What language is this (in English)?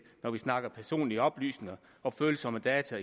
Danish